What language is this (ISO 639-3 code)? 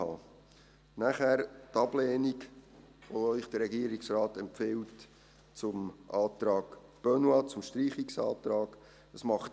gsw